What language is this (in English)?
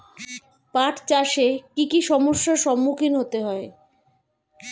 Bangla